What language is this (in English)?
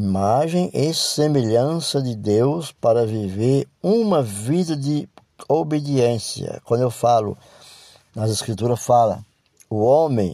Portuguese